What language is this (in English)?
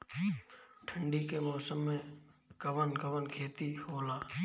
Bhojpuri